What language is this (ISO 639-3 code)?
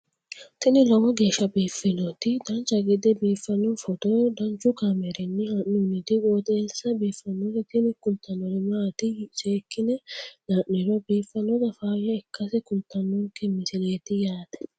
sid